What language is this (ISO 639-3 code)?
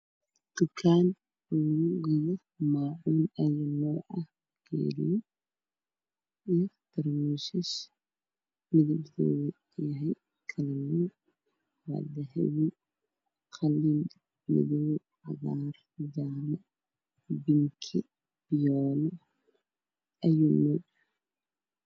som